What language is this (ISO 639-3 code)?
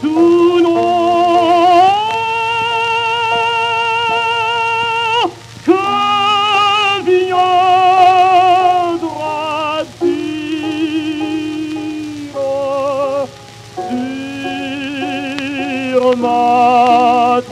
lav